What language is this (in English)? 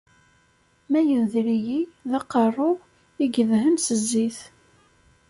Kabyle